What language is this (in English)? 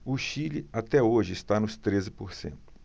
Portuguese